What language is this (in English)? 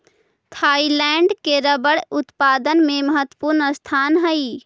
Magahi